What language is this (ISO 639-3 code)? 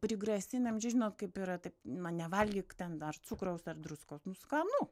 lit